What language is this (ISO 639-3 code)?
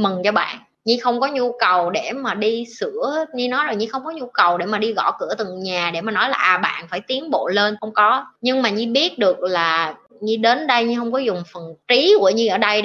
vie